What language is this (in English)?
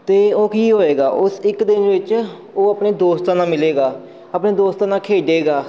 Punjabi